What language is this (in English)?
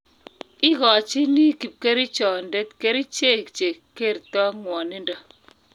Kalenjin